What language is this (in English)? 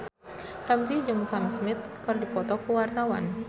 Sundanese